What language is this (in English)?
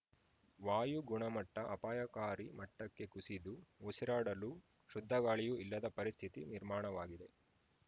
Kannada